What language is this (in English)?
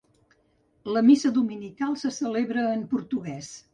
Catalan